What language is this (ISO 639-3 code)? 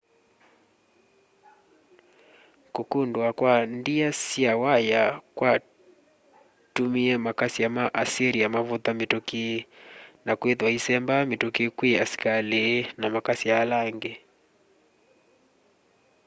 kam